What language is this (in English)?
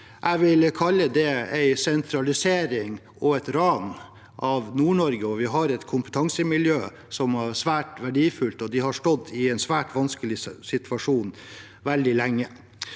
Norwegian